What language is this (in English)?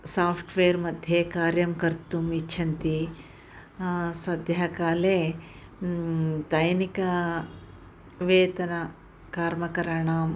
Sanskrit